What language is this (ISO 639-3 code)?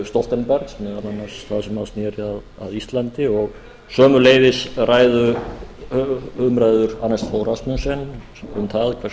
isl